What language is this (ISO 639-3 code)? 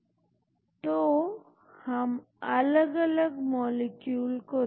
hin